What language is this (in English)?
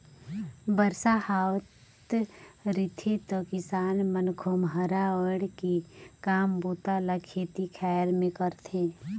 Chhattisgarhi